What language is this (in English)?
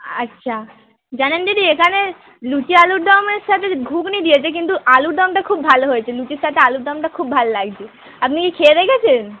Bangla